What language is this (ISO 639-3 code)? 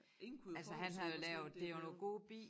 dan